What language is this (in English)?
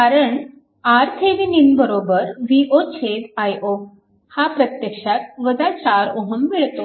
Marathi